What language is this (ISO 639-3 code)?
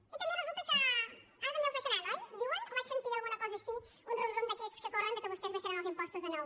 cat